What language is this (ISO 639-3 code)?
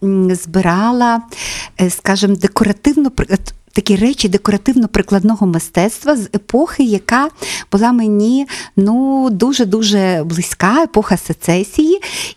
ukr